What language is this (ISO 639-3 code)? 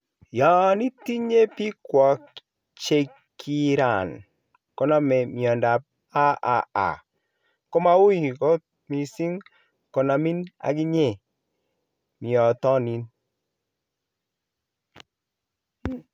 kln